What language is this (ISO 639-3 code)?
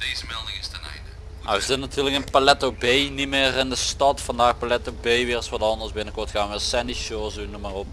nld